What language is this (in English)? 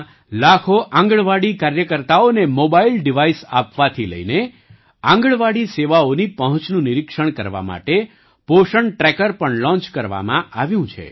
Gujarati